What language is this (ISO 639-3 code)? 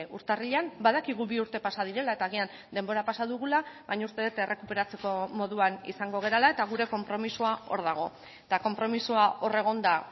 eus